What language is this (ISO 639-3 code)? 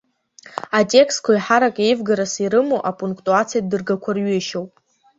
abk